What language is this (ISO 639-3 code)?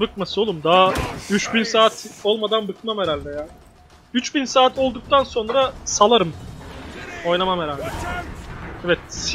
tur